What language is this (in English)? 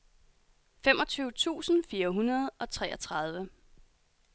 Danish